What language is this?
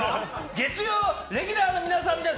Japanese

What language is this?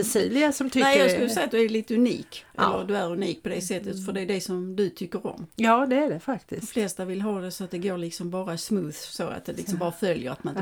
Swedish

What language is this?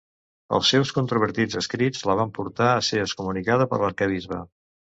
Catalan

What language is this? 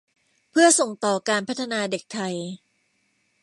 Thai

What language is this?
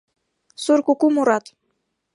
Mari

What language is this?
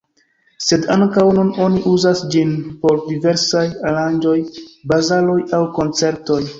Esperanto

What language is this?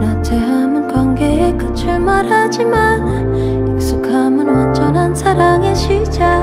Korean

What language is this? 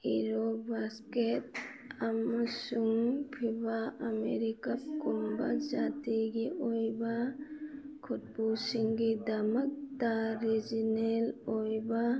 Manipuri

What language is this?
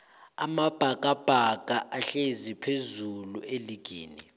South Ndebele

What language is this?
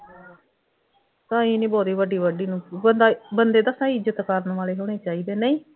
Punjabi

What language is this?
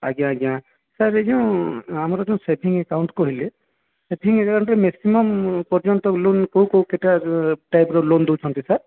Odia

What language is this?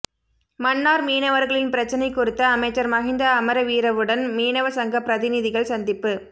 Tamil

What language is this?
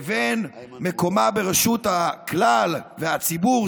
Hebrew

